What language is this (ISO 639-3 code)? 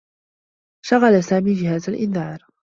ara